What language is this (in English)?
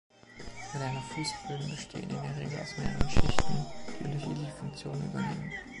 German